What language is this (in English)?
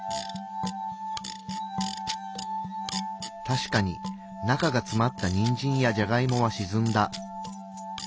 Japanese